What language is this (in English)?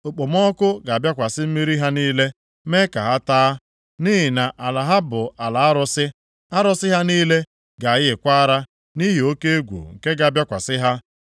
Igbo